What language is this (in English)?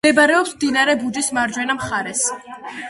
Georgian